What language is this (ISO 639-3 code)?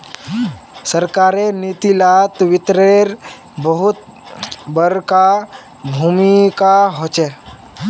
mag